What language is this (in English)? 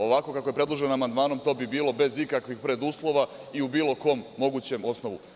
Serbian